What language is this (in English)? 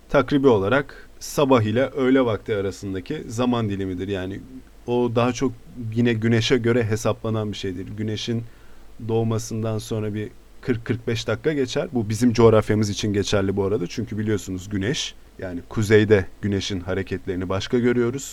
Turkish